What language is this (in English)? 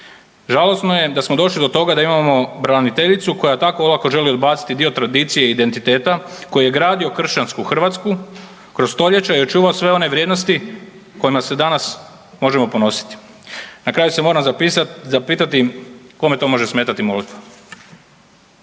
Croatian